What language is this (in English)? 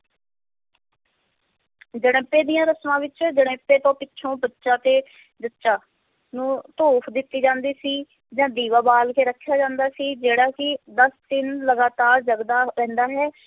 Punjabi